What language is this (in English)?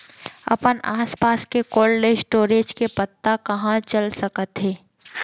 Chhattisgarhi